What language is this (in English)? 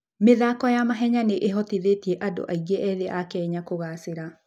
Kikuyu